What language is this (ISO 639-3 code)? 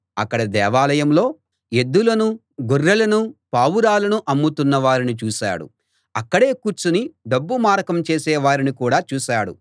tel